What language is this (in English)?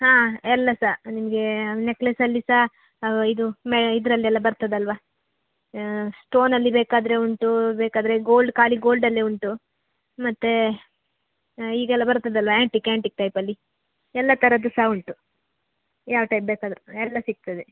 Kannada